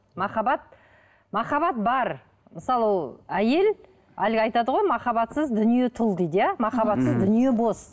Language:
Kazakh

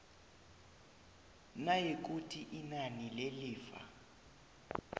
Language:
South Ndebele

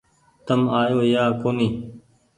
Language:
Goaria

